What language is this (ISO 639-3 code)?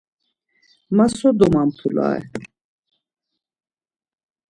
lzz